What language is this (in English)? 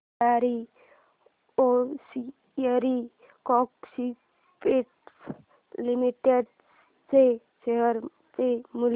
Marathi